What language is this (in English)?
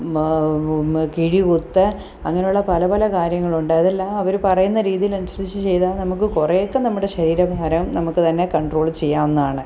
Malayalam